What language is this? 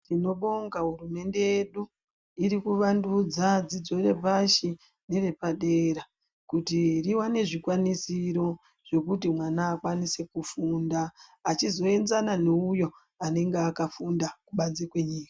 Ndau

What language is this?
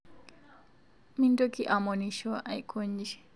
Masai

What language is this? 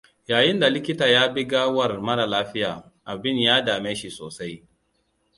Hausa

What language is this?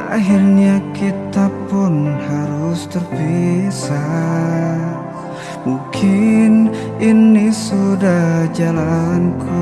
Indonesian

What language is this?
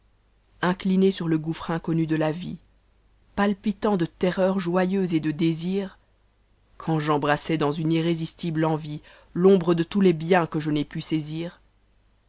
French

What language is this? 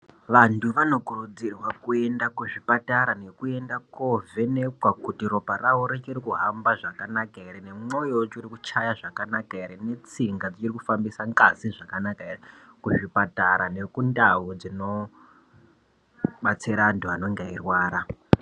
Ndau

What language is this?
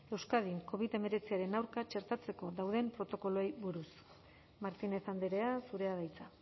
Basque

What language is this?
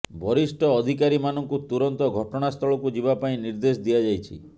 Odia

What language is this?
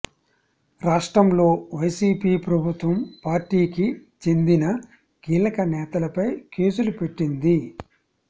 Telugu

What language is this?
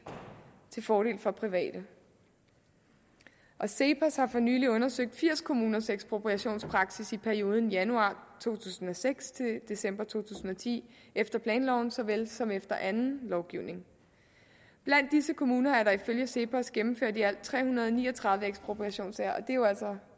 Danish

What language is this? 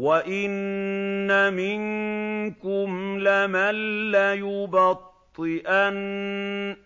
Arabic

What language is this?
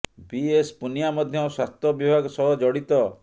Odia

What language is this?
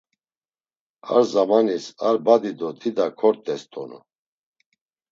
Laz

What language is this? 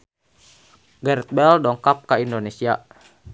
Sundanese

